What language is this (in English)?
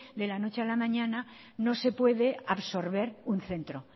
Spanish